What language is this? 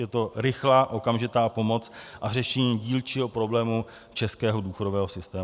Czech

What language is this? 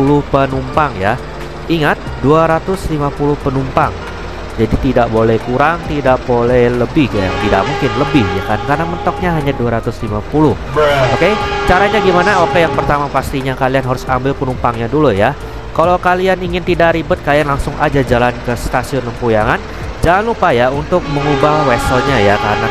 Indonesian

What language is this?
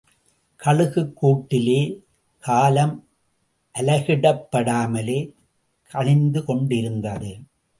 Tamil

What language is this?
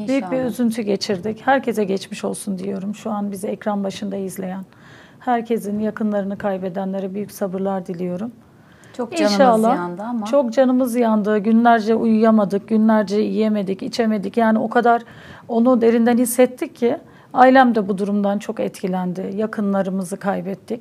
Turkish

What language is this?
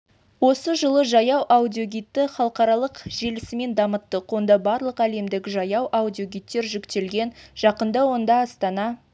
Kazakh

